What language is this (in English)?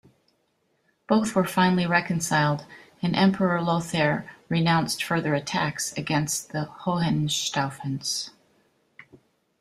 English